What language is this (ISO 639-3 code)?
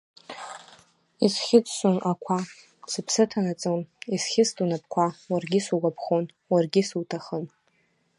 abk